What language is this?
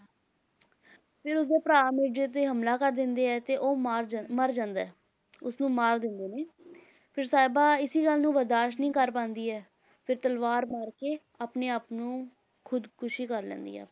Punjabi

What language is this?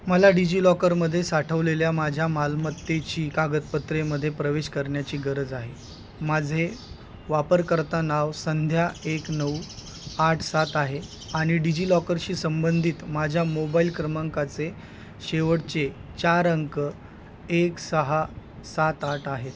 Marathi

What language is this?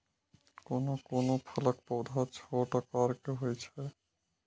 Maithili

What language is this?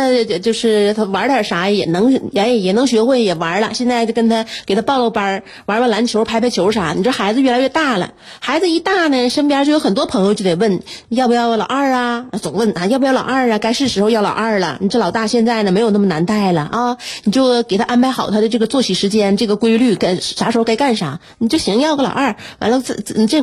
Chinese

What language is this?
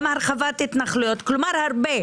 Hebrew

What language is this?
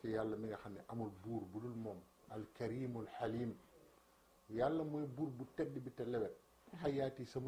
French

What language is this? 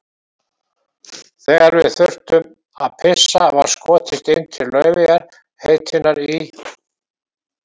Icelandic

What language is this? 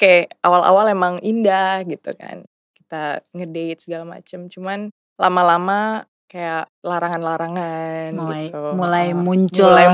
Indonesian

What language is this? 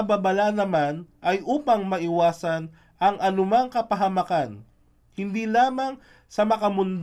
Filipino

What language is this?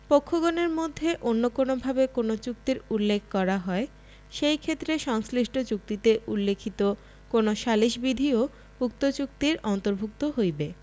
Bangla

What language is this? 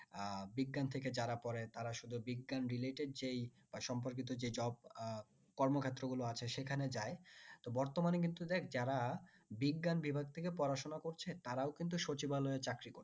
Bangla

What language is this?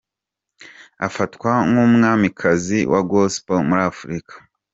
Kinyarwanda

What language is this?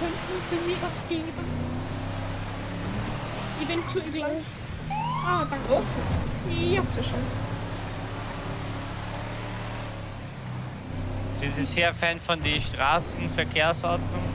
German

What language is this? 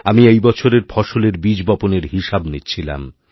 Bangla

